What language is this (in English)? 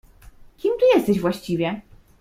Polish